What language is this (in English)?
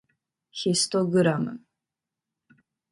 Japanese